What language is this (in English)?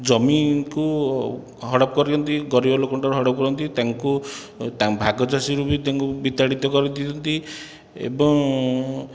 Odia